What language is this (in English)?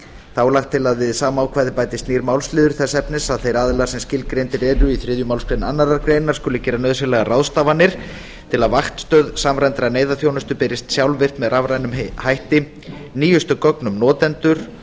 Icelandic